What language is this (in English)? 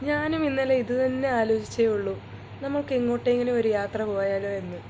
Malayalam